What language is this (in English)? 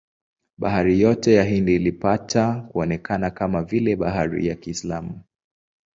Swahili